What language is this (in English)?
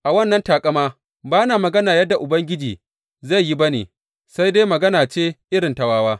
Hausa